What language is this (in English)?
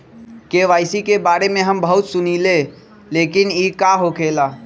Magahi